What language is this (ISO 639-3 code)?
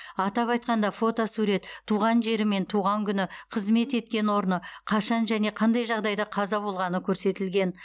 kaz